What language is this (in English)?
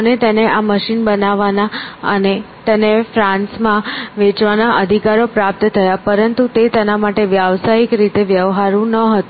Gujarati